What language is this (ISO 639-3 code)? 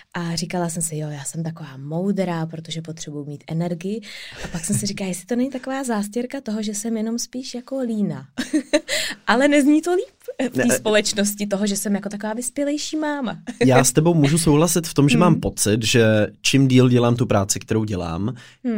ces